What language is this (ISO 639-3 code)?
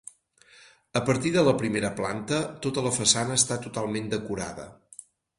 cat